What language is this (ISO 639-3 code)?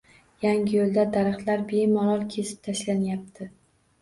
uzb